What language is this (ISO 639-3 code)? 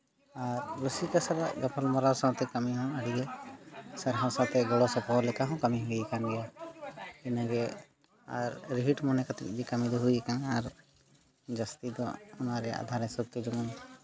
sat